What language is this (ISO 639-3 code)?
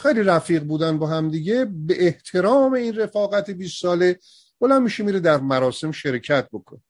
fas